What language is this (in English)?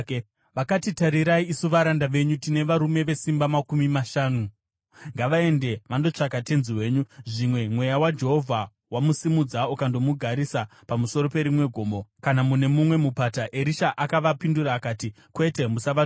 Shona